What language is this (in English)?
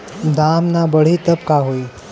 Bhojpuri